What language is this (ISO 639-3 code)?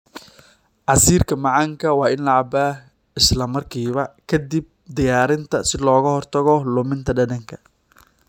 som